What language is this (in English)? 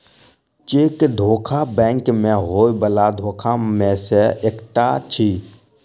Maithili